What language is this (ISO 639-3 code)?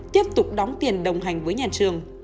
vie